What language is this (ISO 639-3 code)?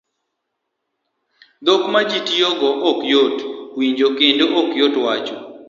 luo